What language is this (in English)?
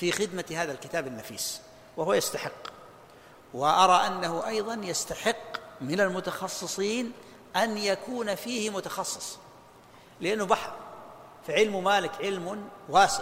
Arabic